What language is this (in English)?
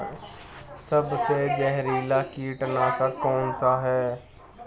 Hindi